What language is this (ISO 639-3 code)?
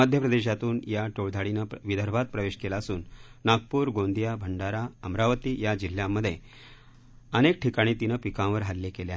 mar